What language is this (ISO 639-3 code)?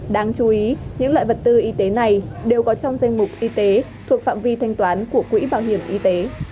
vie